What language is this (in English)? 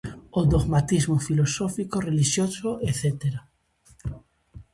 Galician